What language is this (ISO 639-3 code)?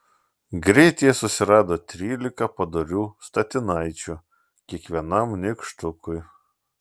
lit